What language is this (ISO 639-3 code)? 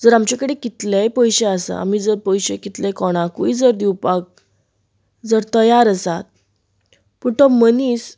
kok